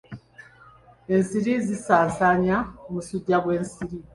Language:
Ganda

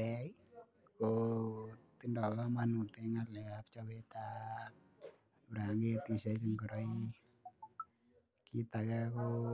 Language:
Kalenjin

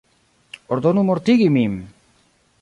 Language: Esperanto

